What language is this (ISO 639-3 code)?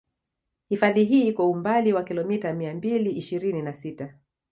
swa